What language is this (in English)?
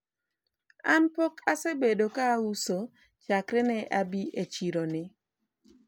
Luo (Kenya and Tanzania)